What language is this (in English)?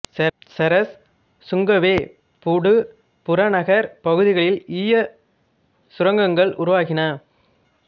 Tamil